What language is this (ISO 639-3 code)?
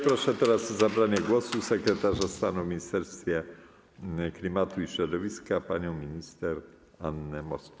pol